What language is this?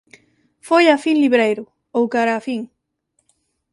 Galician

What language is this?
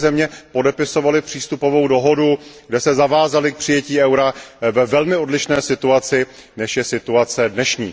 Czech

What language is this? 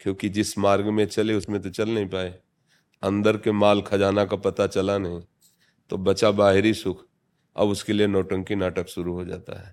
Hindi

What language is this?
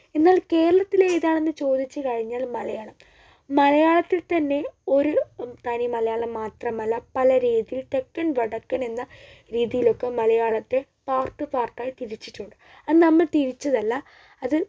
Malayalam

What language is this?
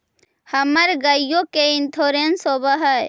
Magahi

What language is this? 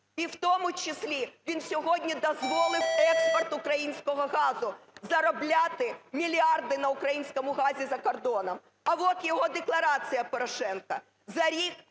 Ukrainian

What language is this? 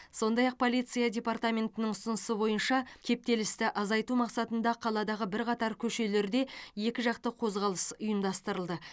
Kazakh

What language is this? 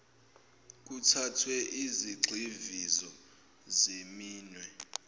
Zulu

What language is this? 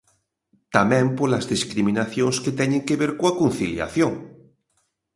Galician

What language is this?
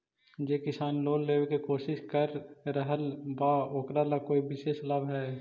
Magahi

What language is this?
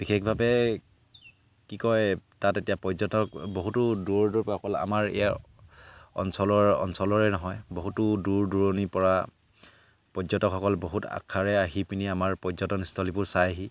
Assamese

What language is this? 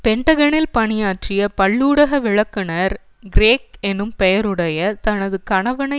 Tamil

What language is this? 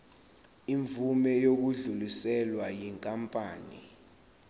Zulu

